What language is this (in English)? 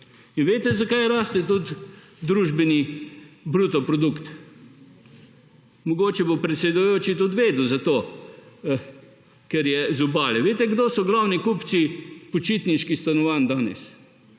Slovenian